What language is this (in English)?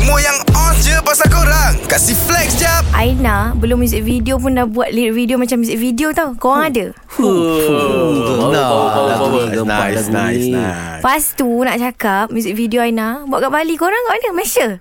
Malay